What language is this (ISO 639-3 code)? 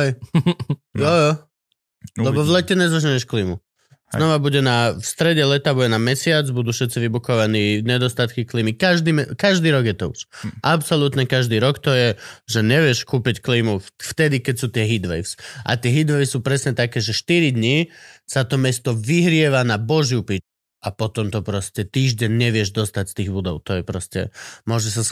slk